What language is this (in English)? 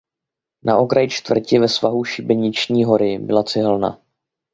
Czech